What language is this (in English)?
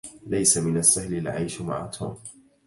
Arabic